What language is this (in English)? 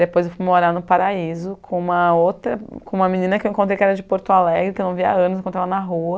Portuguese